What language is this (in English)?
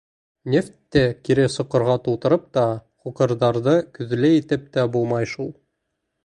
Bashkir